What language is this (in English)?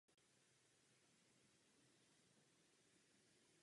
Czech